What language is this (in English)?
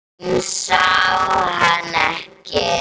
Icelandic